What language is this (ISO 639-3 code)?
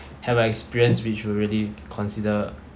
eng